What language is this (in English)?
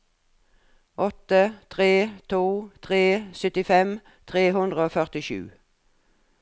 Norwegian